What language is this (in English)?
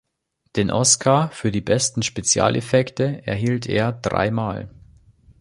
German